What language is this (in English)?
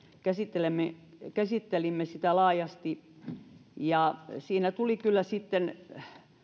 Finnish